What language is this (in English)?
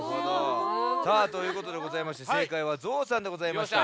Japanese